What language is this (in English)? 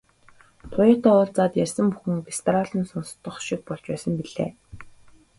Mongolian